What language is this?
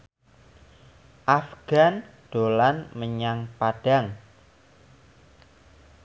Javanese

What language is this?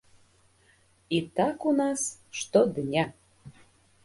Belarusian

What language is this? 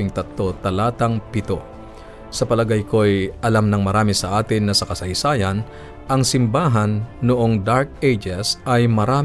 Filipino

